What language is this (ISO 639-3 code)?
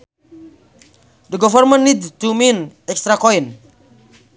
sun